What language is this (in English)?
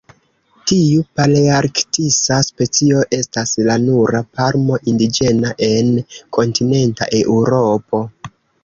Esperanto